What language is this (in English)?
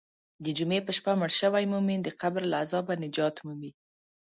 Pashto